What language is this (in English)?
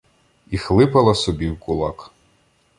Ukrainian